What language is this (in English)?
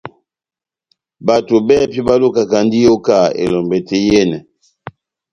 Batanga